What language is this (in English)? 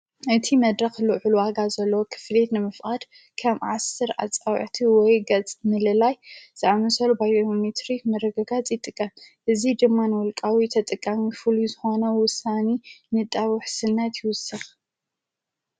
Tigrinya